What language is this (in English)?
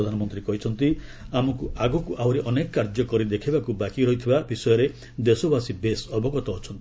Odia